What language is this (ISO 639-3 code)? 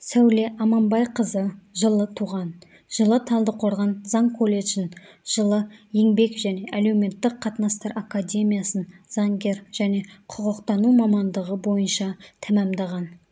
kaz